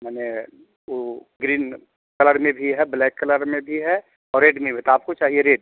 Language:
Hindi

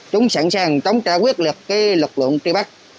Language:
Vietnamese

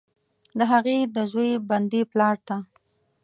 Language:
Pashto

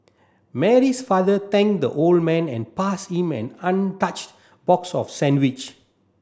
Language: English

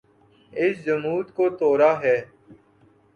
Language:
Urdu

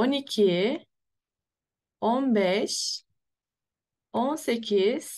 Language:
Turkish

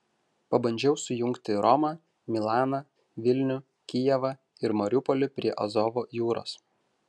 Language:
Lithuanian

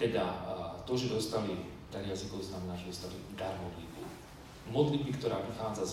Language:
Slovak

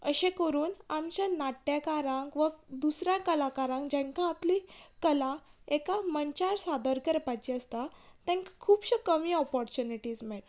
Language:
Konkani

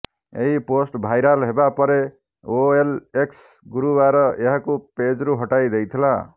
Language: Odia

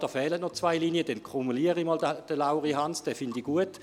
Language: Swiss German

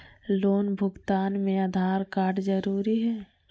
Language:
Magahi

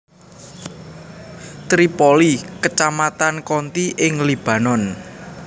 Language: Javanese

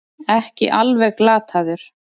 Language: Icelandic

